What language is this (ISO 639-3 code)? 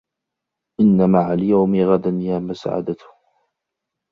ara